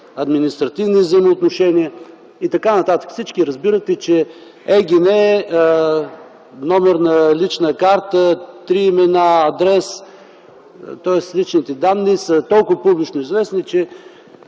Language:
Bulgarian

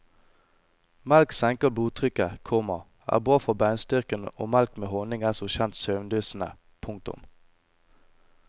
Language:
Norwegian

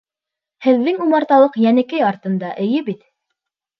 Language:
Bashkir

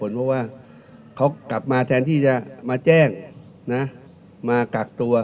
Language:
Thai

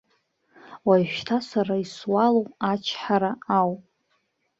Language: Abkhazian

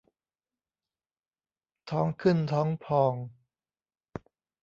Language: Thai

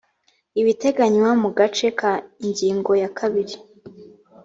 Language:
Kinyarwanda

